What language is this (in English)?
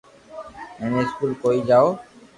Loarki